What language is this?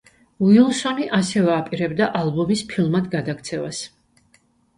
Georgian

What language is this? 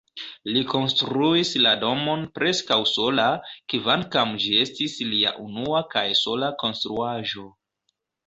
Esperanto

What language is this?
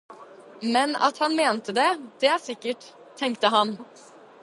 Norwegian Bokmål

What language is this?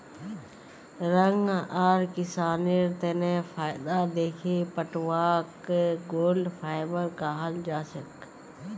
Magahi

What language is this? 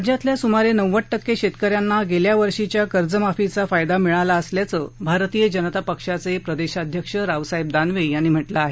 Marathi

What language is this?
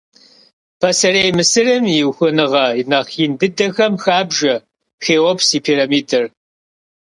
Kabardian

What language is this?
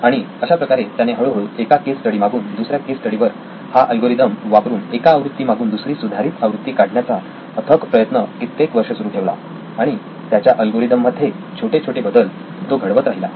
Marathi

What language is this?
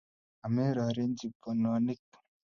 Kalenjin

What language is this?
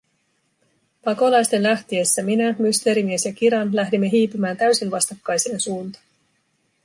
Finnish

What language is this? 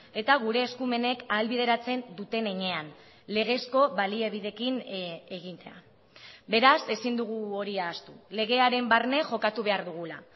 Basque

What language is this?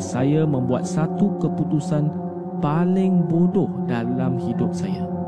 Malay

